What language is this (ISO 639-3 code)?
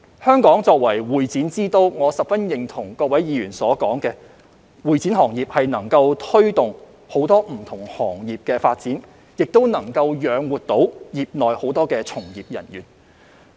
yue